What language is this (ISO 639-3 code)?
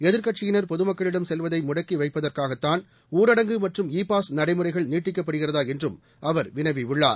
tam